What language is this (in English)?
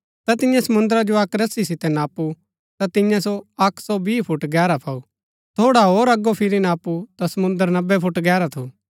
Gaddi